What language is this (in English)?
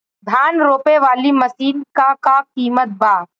Bhojpuri